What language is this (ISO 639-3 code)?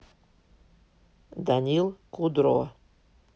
rus